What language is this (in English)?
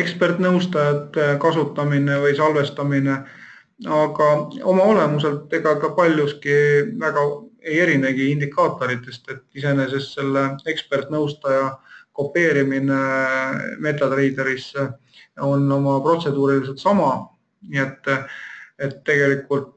Finnish